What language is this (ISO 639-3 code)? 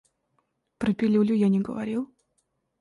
rus